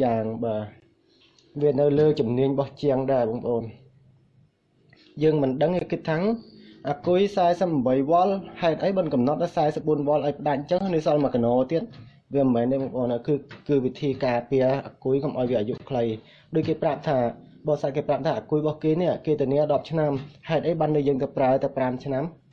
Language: Vietnamese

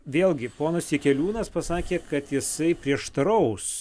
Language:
Lithuanian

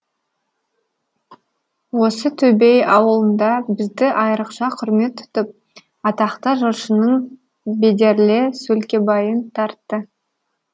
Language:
Kazakh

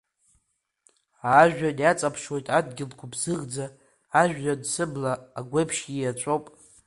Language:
Abkhazian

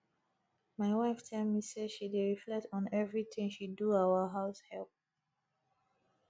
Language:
Nigerian Pidgin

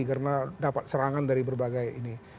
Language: Indonesian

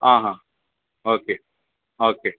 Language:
Konkani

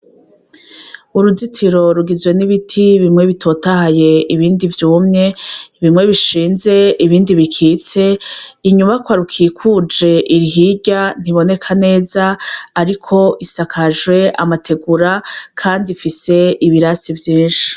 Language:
Rundi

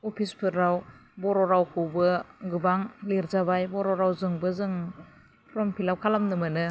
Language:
Bodo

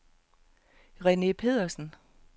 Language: Danish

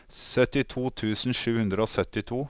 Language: Norwegian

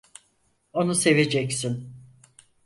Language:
Turkish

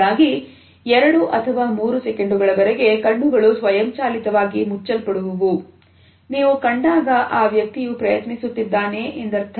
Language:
Kannada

